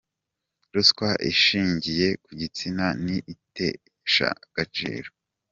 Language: Kinyarwanda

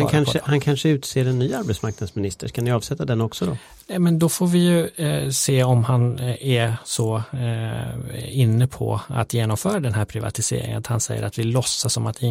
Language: Swedish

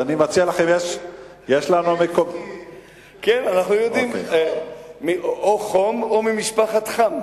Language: Hebrew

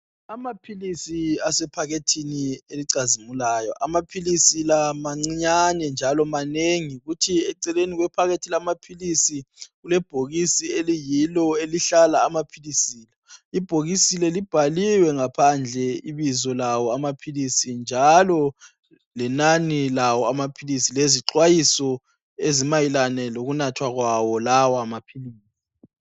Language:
North Ndebele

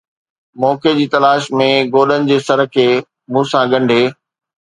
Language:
Sindhi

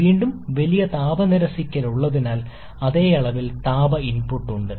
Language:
Malayalam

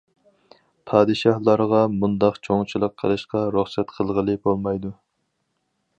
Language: Uyghur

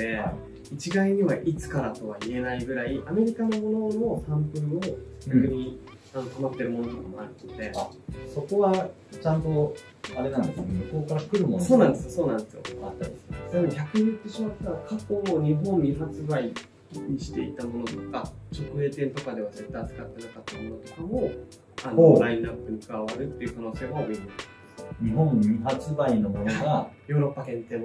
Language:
Japanese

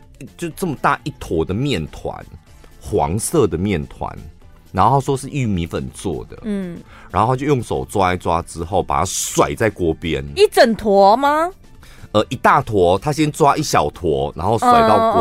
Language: Chinese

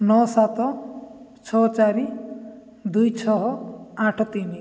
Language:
Odia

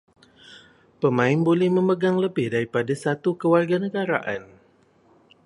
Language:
Malay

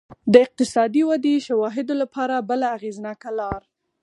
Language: Pashto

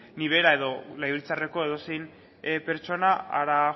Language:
Basque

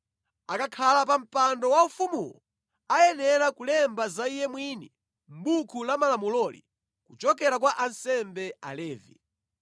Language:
Nyanja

